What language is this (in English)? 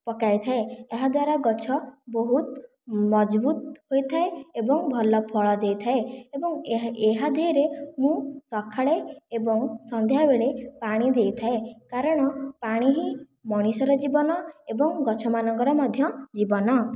Odia